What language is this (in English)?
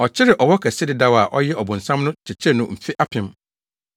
Akan